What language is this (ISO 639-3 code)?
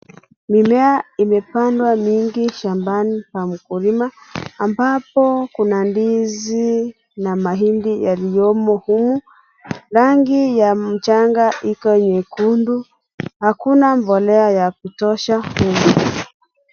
swa